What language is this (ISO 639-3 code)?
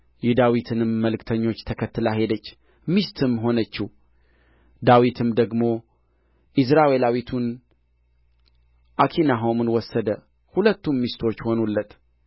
amh